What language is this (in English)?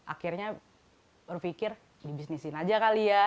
Indonesian